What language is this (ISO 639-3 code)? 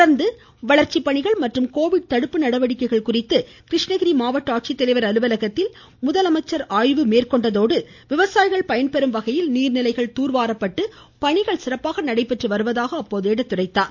tam